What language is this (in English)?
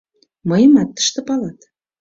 Mari